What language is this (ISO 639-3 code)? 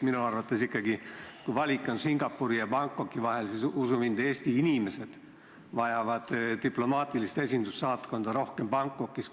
est